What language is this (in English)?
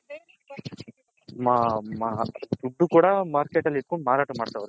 Kannada